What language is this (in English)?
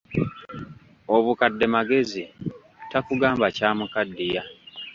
Ganda